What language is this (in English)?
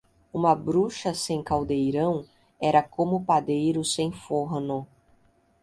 Portuguese